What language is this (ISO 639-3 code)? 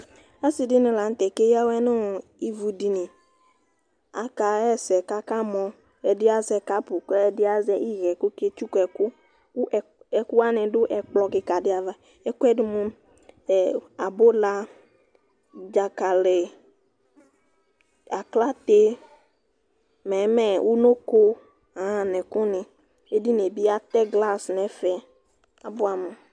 kpo